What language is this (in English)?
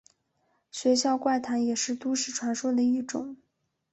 Chinese